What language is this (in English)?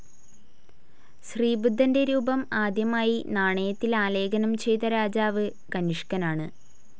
Malayalam